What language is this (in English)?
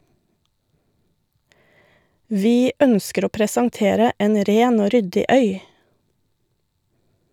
Norwegian